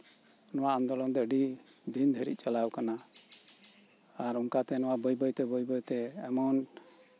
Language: Santali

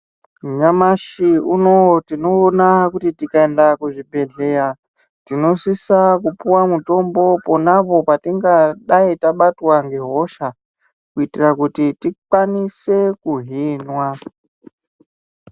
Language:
Ndau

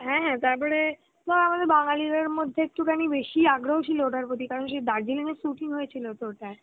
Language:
Bangla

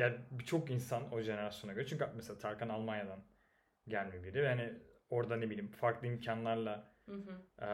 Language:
Turkish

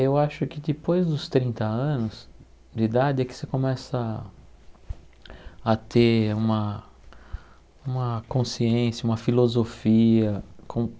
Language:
Portuguese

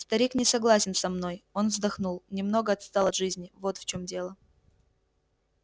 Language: Russian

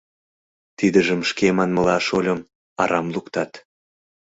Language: Mari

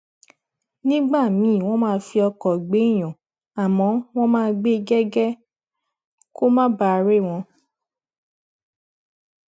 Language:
Yoruba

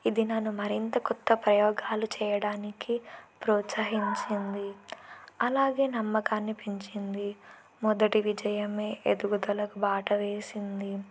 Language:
Telugu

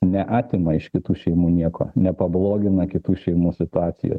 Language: Lithuanian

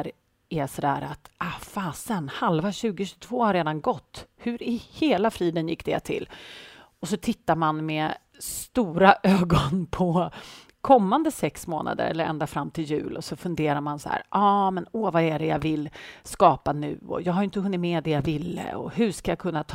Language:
Swedish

